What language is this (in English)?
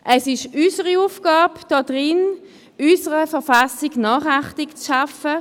Swiss German